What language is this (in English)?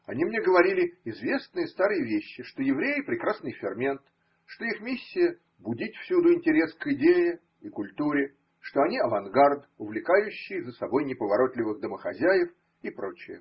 Russian